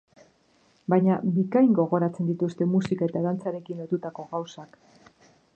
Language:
Basque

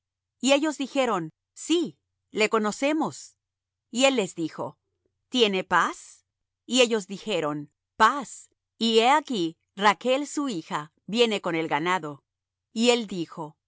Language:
Spanish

